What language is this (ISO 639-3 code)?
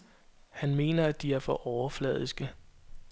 dan